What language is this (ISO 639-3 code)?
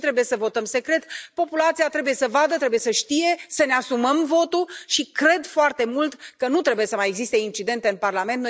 ron